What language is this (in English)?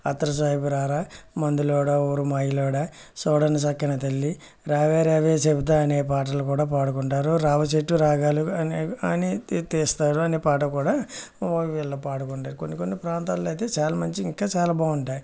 Telugu